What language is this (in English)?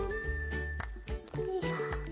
Japanese